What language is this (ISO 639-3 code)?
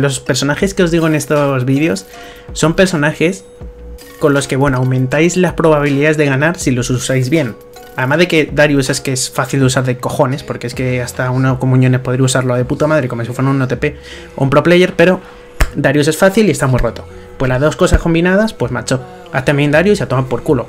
spa